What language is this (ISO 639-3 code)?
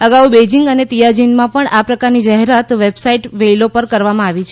guj